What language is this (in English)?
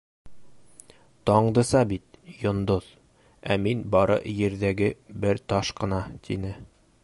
Bashkir